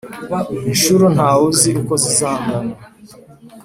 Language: Kinyarwanda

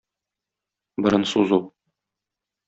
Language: Tatar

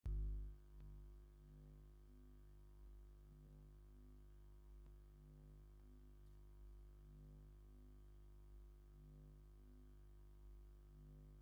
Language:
Tigrinya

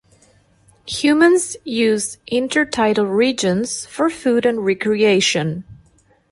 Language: English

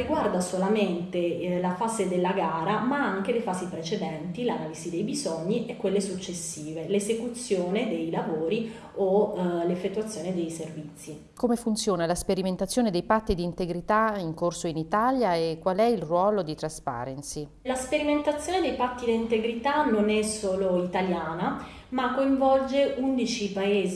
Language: Italian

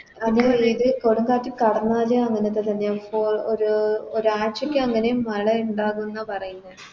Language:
Malayalam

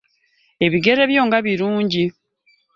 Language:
Ganda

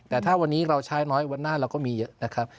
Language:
Thai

